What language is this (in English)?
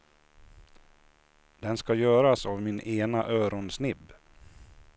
Swedish